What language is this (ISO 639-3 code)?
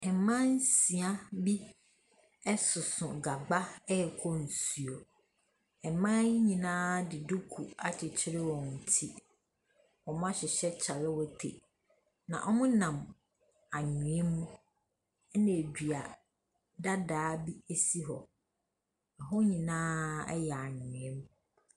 aka